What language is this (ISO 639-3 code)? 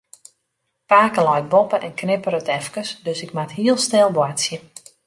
fry